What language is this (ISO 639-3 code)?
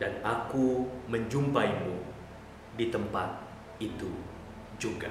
ind